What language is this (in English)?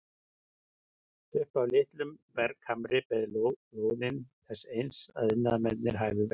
Icelandic